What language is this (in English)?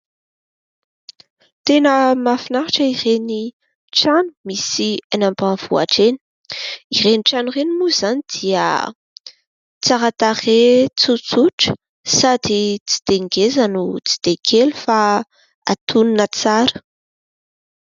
Malagasy